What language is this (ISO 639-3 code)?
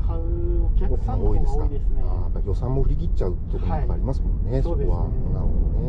jpn